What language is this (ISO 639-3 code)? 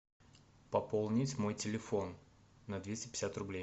rus